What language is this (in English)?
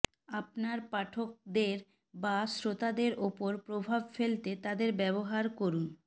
Bangla